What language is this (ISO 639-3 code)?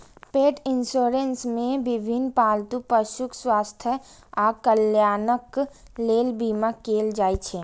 mai